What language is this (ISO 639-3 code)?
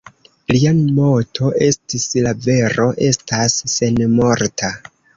epo